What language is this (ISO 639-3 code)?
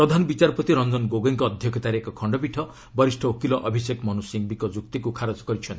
ori